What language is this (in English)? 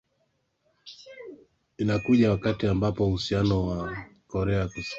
Swahili